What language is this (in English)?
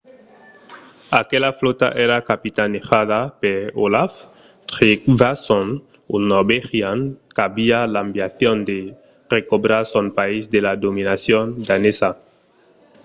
Occitan